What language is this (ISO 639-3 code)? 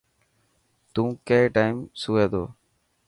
mki